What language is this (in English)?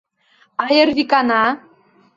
Mari